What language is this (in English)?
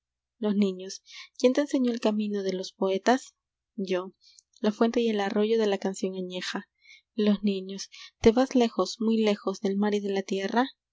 Spanish